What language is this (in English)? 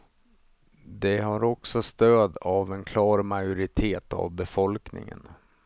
Swedish